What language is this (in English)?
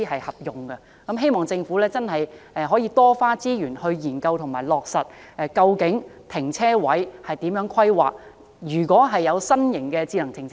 Cantonese